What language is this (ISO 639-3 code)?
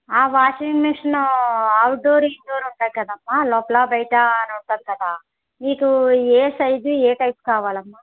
tel